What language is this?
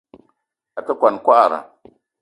Eton (Cameroon)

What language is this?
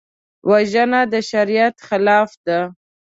Pashto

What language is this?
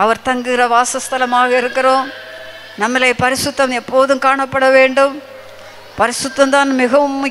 Romanian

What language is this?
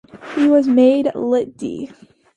English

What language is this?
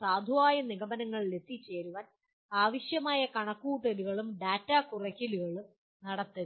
Malayalam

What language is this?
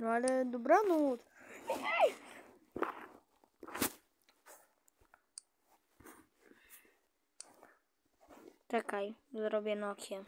Polish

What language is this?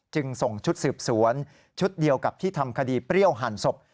Thai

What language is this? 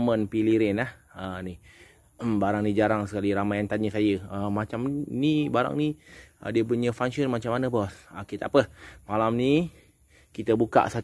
Malay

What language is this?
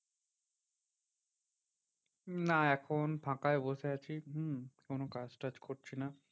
Bangla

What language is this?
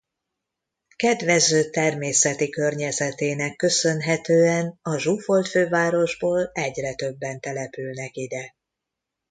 Hungarian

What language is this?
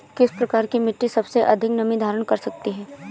Hindi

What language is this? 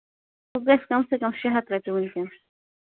Kashmiri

